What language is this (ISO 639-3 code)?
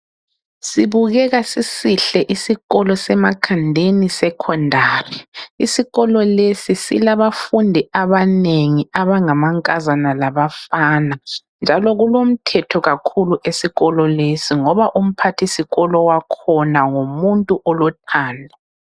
nde